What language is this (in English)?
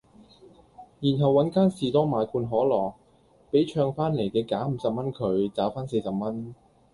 Cantonese